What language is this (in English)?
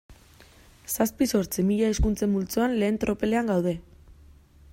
Basque